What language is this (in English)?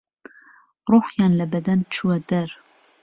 Central Kurdish